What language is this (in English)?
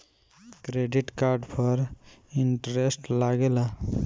Bhojpuri